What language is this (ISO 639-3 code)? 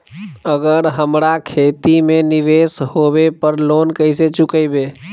mag